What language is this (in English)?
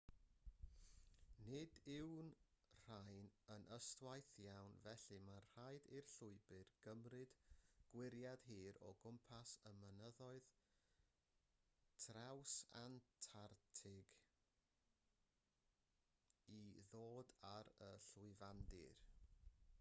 Welsh